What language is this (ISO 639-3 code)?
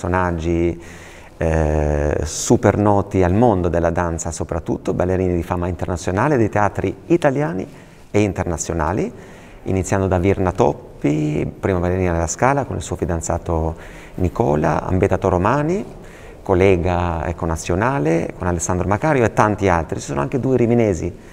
ita